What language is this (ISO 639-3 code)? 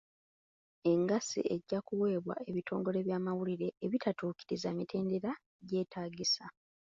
lug